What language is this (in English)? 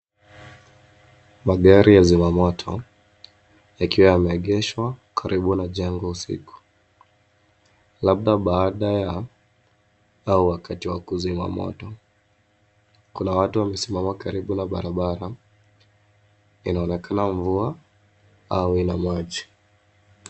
Swahili